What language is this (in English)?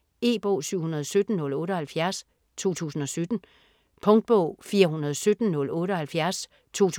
Danish